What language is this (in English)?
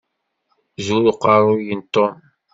Kabyle